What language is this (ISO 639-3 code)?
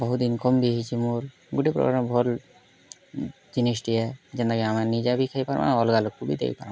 ori